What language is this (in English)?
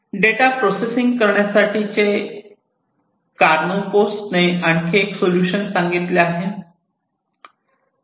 Marathi